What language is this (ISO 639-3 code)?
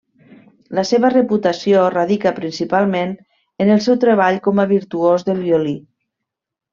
cat